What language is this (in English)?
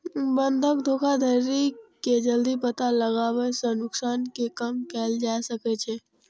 Maithili